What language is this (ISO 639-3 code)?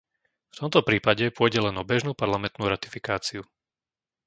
slk